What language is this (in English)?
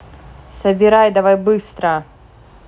Russian